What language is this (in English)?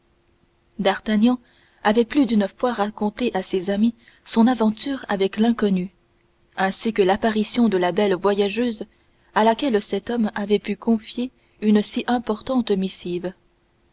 French